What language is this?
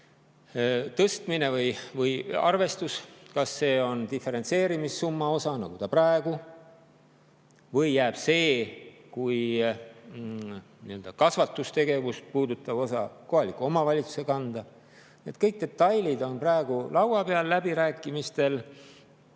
Estonian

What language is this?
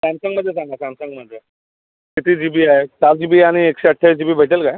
Marathi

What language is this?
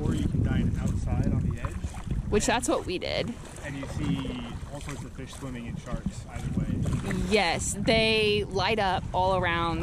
English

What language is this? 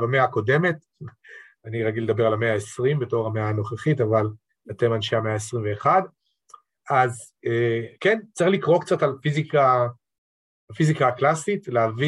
Hebrew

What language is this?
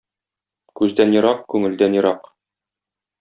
Tatar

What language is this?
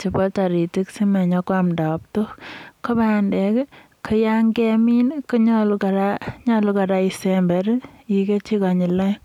Kalenjin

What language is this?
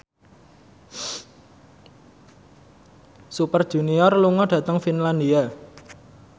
Javanese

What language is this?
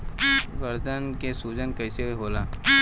Bhojpuri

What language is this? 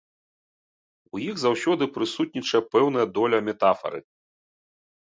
Belarusian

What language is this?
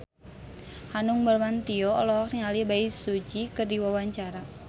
Sundanese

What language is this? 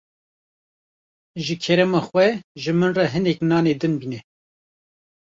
Kurdish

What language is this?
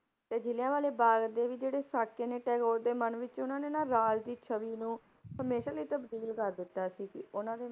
Punjabi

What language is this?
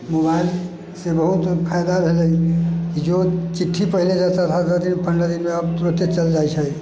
Maithili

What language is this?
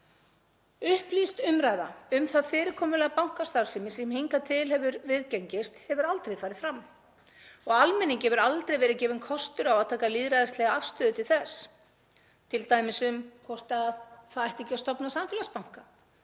Icelandic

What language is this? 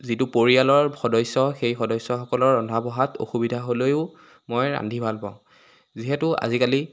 Assamese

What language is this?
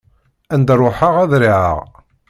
Kabyle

